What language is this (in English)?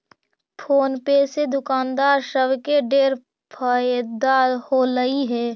Magahi